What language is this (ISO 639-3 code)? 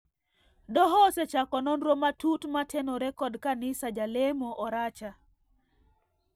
luo